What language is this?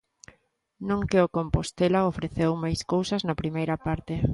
Galician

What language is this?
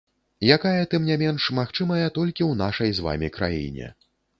Belarusian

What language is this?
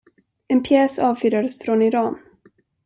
Swedish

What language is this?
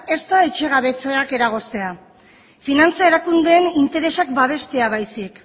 Basque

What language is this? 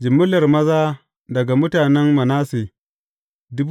Hausa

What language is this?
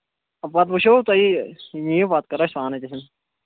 Kashmiri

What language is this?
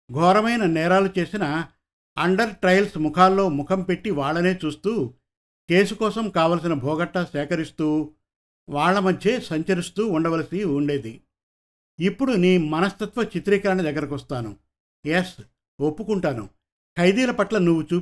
Telugu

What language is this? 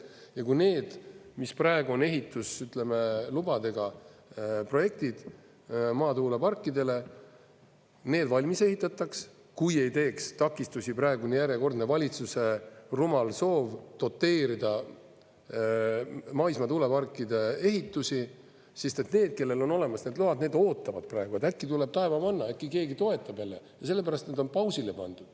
Estonian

